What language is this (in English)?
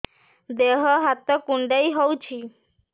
Odia